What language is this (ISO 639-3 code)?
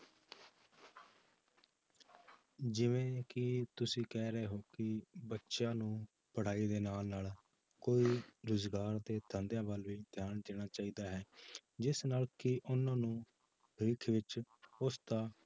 pan